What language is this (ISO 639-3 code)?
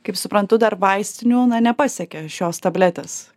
lit